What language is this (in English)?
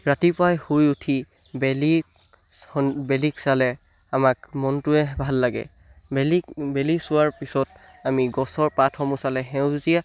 Assamese